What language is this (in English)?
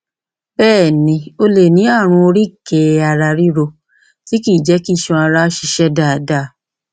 Yoruba